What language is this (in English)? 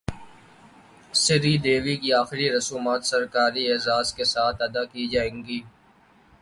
Urdu